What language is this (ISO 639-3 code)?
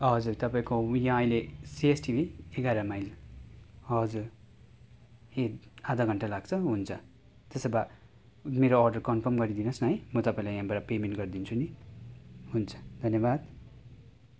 nep